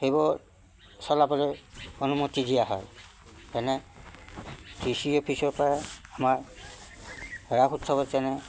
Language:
Assamese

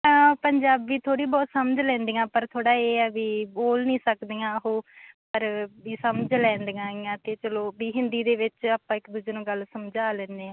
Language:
Punjabi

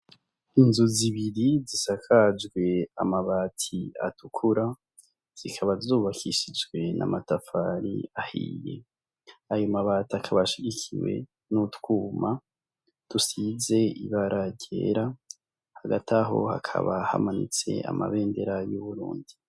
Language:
Rundi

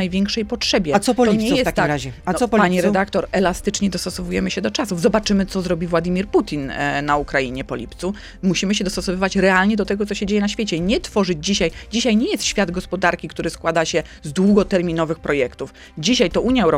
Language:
Polish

